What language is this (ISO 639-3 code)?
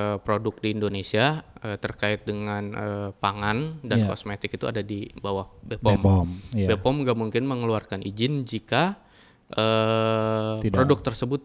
ind